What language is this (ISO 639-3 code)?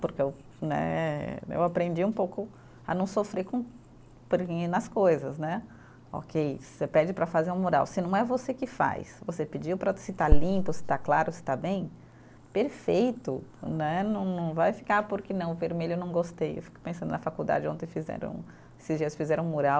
por